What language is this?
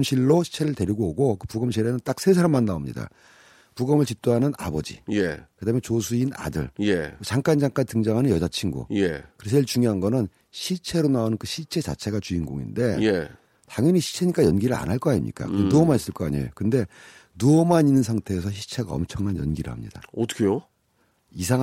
Korean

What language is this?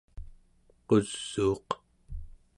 Central Yupik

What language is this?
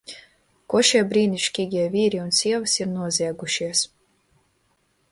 Latvian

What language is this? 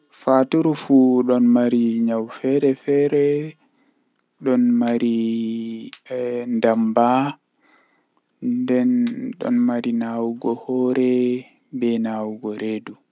Western Niger Fulfulde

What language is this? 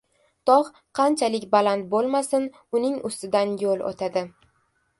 Uzbek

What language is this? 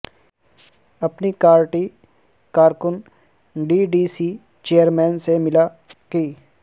Urdu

